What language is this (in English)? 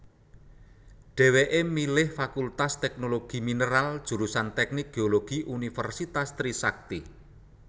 Javanese